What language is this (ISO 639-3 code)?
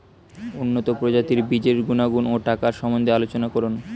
ben